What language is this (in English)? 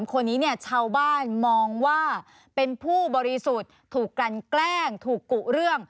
Thai